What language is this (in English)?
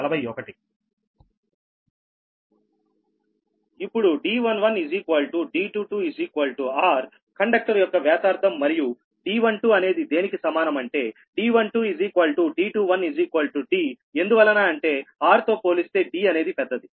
Telugu